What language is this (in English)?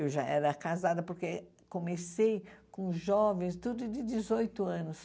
Portuguese